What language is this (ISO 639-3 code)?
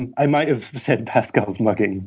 eng